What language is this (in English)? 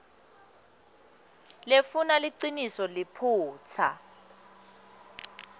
Swati